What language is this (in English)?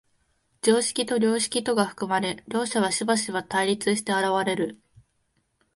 Japanese